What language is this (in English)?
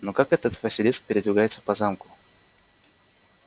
Russian